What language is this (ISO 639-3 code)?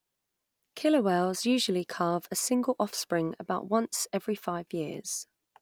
eng